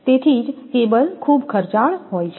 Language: Gujarati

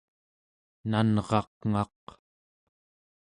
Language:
Central Yupik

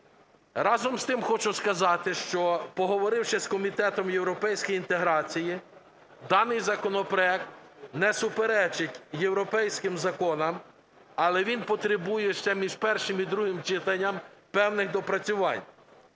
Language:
Ukrainian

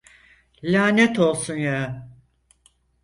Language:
Turkish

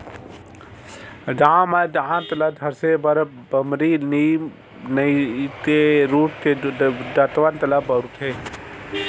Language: Chhattisgarhi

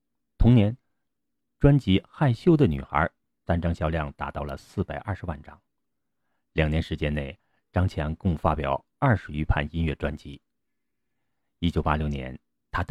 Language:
Chinese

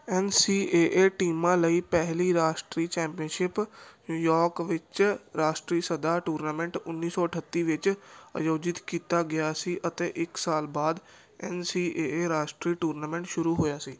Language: Punjabi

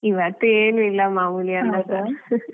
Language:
Kannada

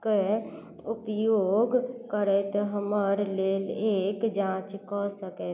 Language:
Maithili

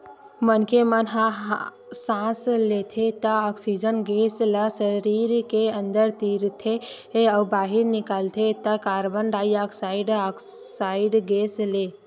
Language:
Chhattisgarhi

